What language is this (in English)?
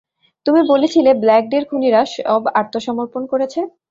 Bangla